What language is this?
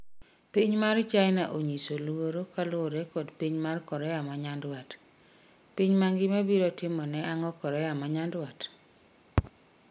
Luo (Kenya and Tanzania)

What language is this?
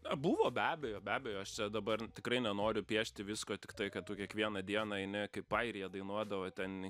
Lithuanian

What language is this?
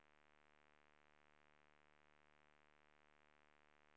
Swedish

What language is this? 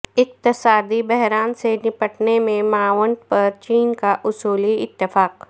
Urdu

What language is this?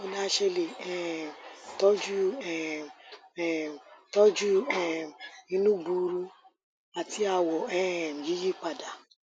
Yoruba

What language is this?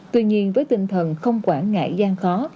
Vietnamese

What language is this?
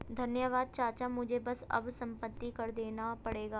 Hindi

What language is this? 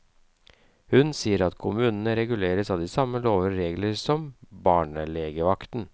Norwegian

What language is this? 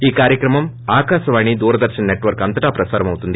Telugu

